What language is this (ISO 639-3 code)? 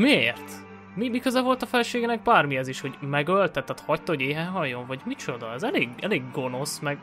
hun